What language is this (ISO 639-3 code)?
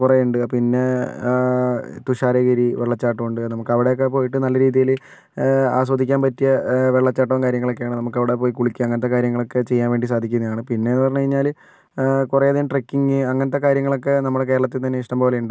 mal